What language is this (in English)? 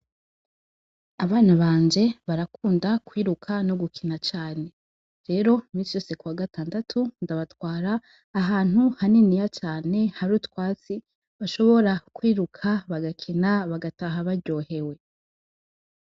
Rundi